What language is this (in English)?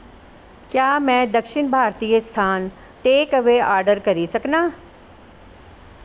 Dogri